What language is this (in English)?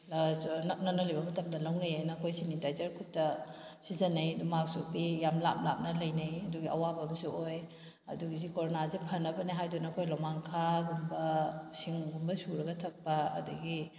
Manipuri